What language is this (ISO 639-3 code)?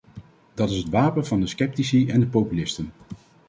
nld